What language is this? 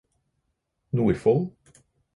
Norwegian Bokmål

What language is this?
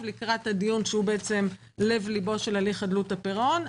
Hebrew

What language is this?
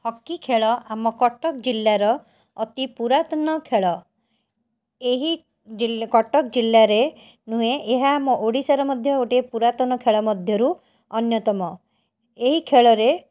Odia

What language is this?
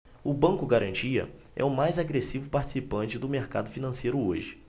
Portuguese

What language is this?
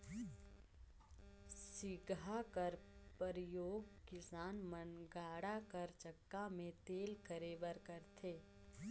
Chhattisgarhi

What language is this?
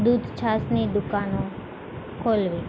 Gujarati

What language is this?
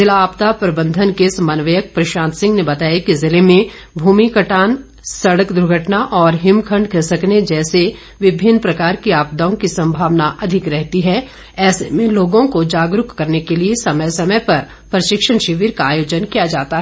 Hindi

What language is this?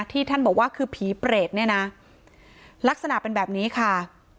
Thai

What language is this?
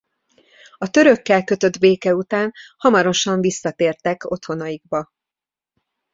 Hungarian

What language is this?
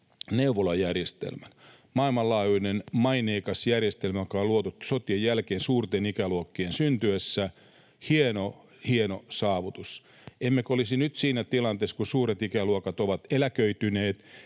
Finnish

